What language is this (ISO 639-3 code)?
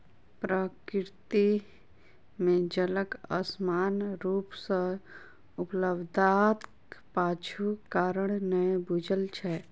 mai